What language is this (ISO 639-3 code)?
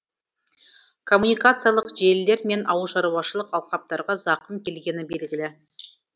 kaz